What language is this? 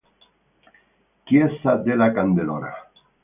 Italian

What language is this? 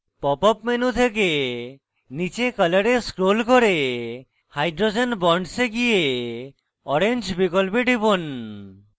Bangla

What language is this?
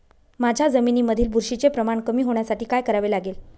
Marathi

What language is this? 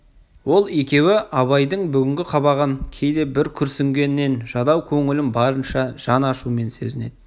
Kazakh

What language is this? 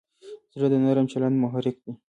Pashto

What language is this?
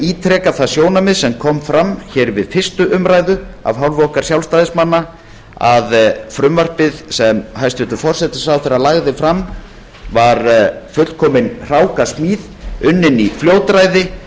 Icelandic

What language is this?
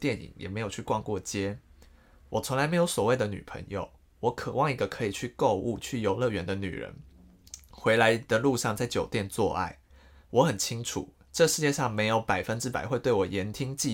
Chinese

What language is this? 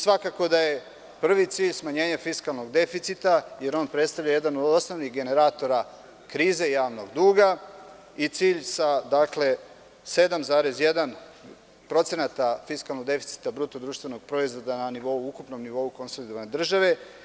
Serbian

